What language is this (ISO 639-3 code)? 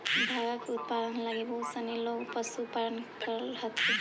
mag